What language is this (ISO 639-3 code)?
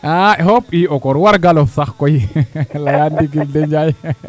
srr